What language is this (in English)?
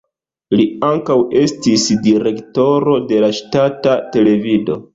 Esperanto